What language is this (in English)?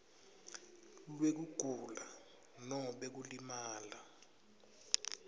Swati